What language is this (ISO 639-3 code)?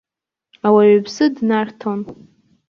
abk